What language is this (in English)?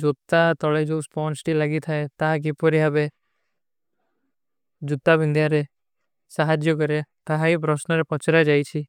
Kui (India)